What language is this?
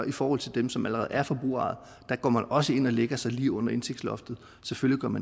Danish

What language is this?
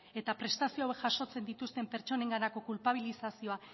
Basque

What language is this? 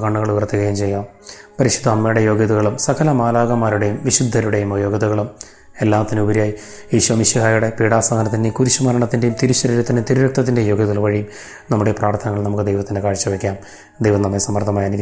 Malayalam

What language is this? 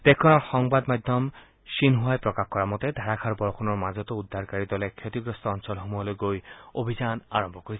Assamese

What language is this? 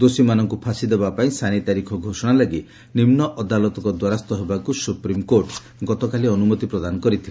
Odia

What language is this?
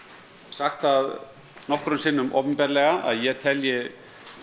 Icelandic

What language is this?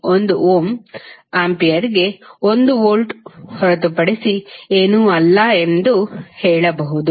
Kannada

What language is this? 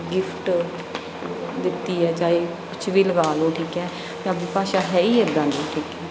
Punjabi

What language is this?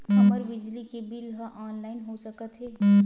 Chhattisgarhi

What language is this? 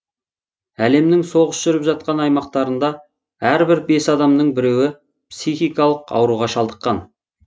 Kazakh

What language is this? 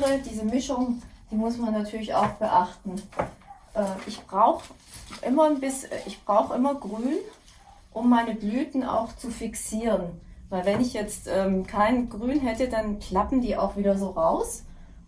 German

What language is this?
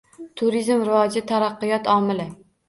Uzbek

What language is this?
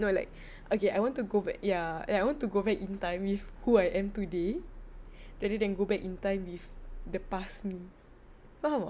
English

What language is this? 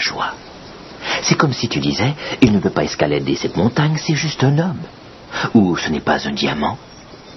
French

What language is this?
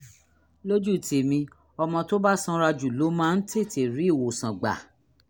Yoruba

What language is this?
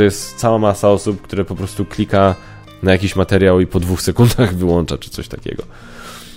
Polish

